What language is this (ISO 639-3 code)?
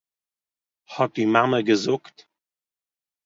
yid